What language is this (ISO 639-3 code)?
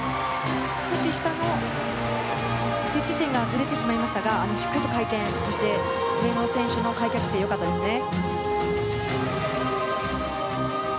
jpn